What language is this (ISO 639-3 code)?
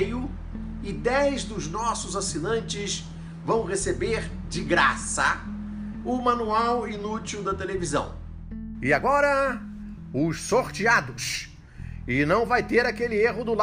por